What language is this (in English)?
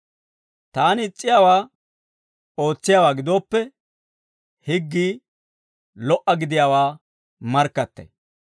Dawro